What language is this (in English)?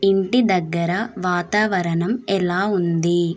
Telugu